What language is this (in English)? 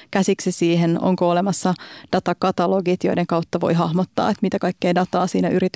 Finnish